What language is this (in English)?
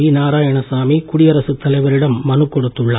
Tamil